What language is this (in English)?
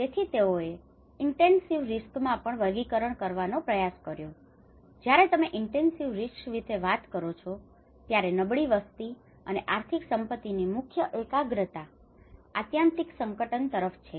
Gujarati